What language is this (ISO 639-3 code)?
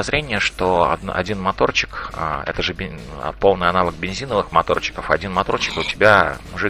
rus